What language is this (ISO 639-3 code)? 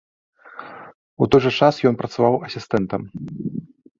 bel